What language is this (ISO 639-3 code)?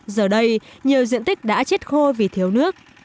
vie